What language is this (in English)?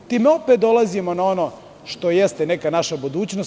Serbian